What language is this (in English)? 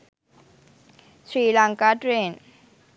Sinhala